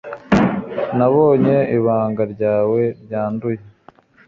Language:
Kinyarwanda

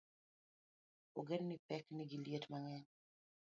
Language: Luo (Kenya and Tanzania)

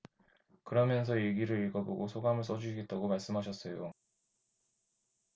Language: Korean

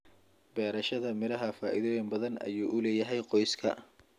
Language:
Somali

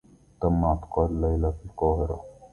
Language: Arabic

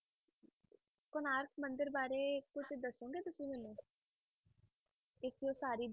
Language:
Punjabi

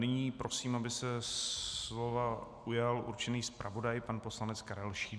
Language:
Czech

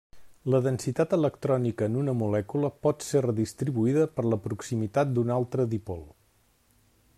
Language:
Catalan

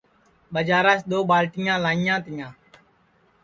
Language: Sansi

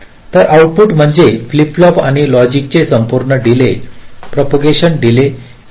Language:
Marathi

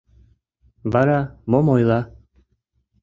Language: Mari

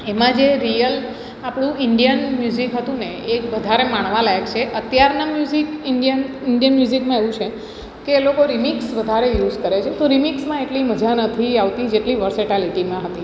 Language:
Gujarati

